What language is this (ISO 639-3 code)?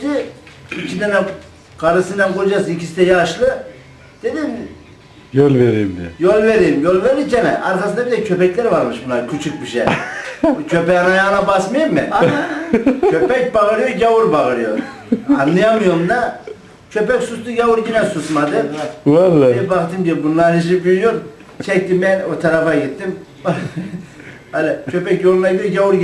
tur